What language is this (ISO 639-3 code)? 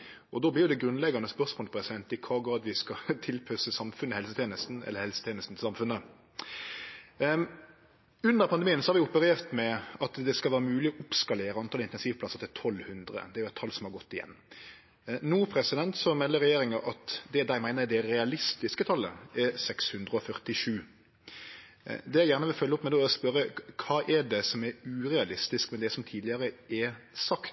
nno